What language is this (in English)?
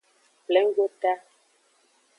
Aja (Benin)